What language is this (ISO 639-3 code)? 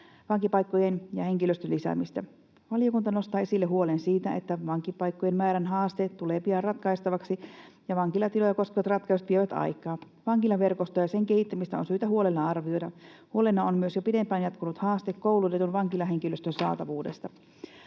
fin